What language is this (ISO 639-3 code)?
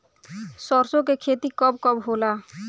bho